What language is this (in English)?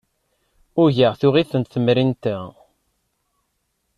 Kabyle